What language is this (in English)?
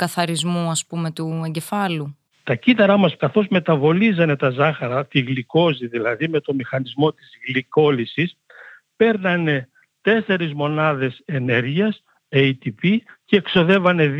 Greek